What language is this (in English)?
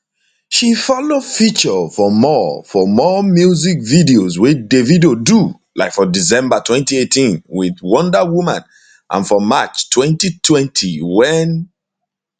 Nigerian Pidgin